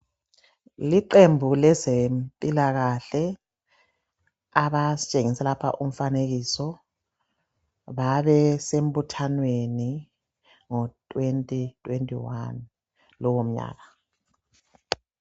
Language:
North Ndebele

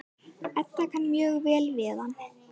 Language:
Icelandic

